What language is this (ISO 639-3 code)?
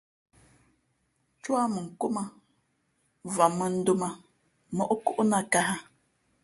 fmp